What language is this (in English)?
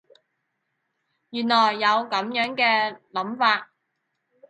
Cantonese